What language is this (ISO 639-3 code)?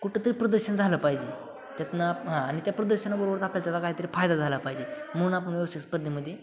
mar